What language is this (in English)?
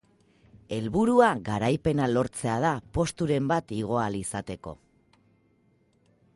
Basque